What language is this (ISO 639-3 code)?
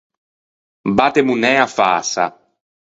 lij